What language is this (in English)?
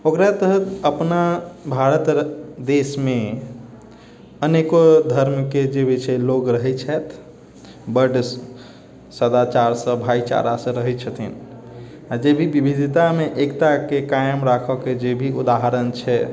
Maithili